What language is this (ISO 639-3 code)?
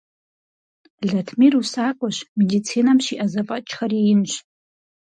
kbd